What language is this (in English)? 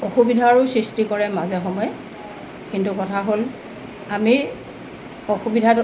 Assamese